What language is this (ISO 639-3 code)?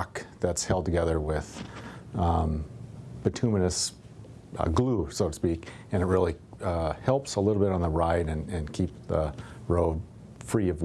eng